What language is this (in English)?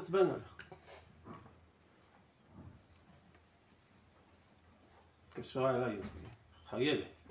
Hebrew